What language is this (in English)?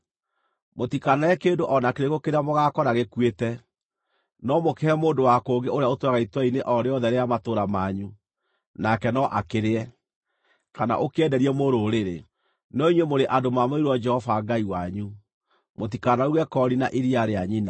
Kikuyu